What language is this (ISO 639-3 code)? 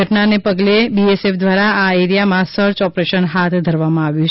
guj